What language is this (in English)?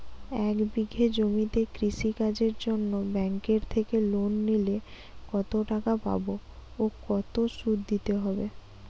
Bangla